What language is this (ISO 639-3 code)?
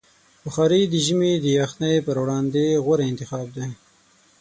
pus